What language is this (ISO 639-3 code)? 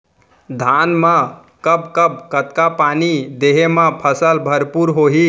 hne